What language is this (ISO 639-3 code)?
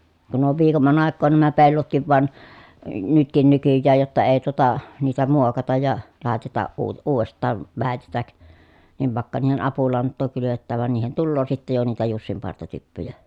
fin